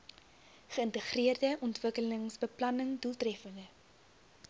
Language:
Afrikaans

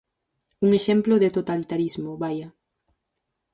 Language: Galician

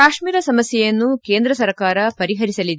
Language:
Kannada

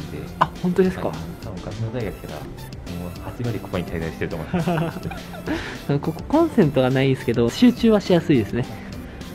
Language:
Japanese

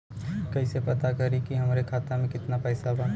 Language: Bhojpuri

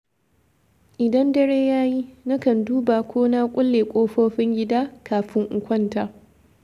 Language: Hausa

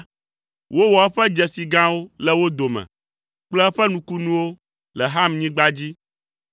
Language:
Ewe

